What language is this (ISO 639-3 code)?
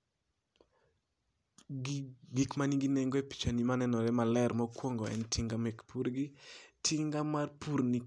luo